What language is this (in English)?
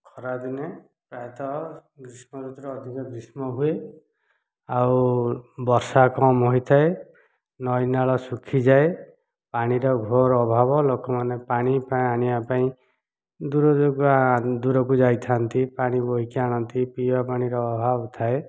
Odia